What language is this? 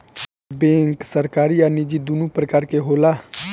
Bhojpuri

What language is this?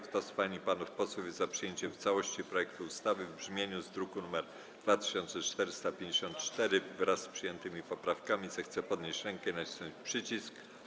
Polish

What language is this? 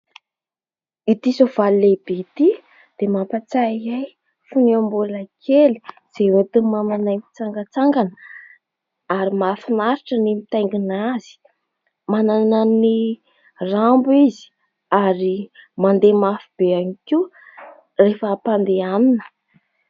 Malagasy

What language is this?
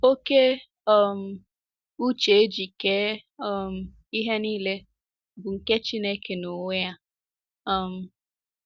Igbo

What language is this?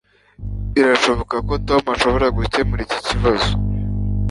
Kinyarwanda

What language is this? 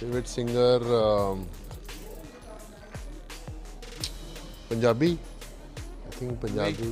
Hindi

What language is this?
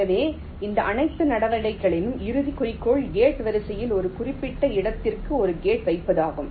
Tamil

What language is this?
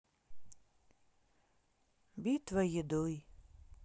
Russian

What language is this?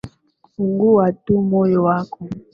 Swahili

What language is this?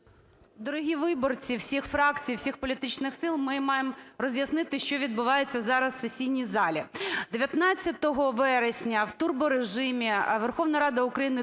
Ukrainian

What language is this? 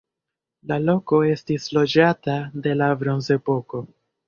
Esperanto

